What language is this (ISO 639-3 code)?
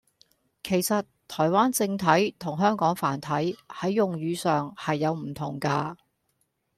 yue